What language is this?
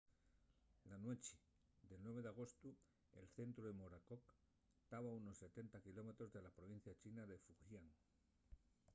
Asturian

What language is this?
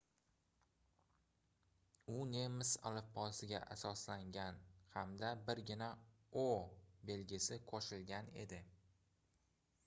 Uzbek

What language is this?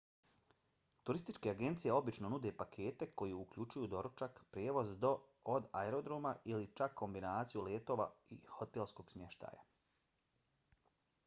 Bosnian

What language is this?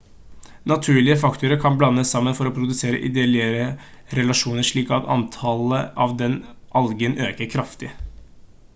Norwegian Bokmål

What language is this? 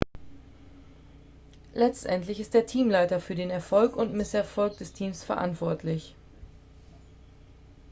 German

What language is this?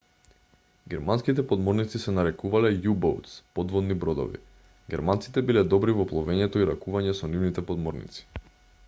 Macedonian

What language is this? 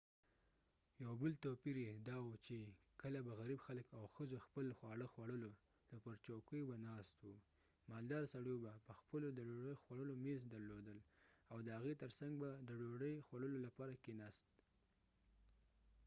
Pashto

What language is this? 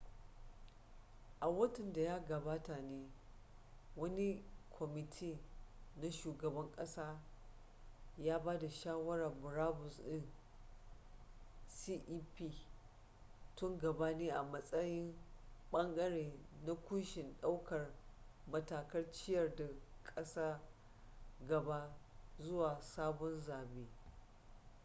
Hausa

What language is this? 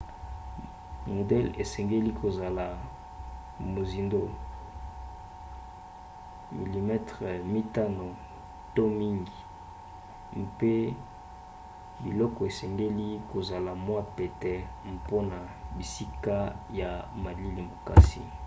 Lingala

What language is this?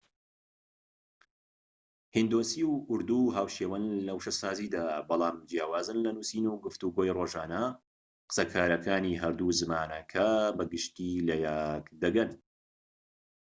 Central Kurdish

